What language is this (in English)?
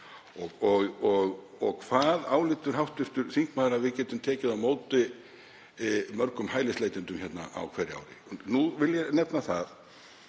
Icelandic